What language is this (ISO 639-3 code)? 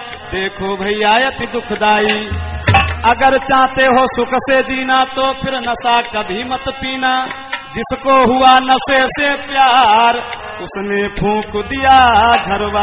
ara